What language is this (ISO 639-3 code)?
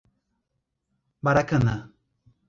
por